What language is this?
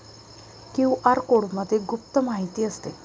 Marathi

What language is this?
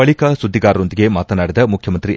Kannada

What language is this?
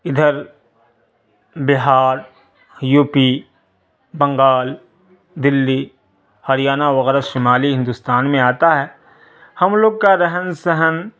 Urdu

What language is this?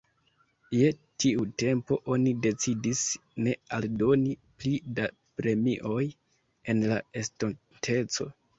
Esperanto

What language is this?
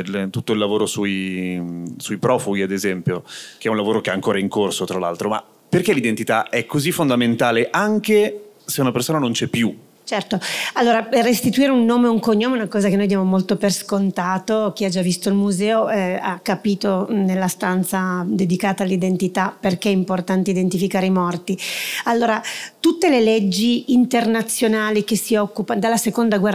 Italian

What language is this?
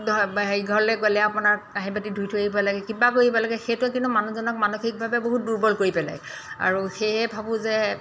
Assamese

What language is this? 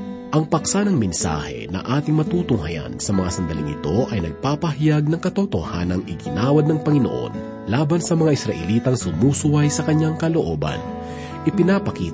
Filipino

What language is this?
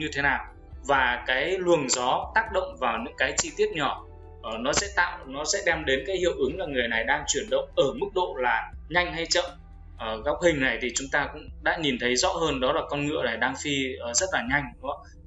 Vietnamese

